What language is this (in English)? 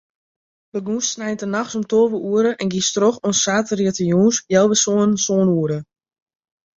Western Frisian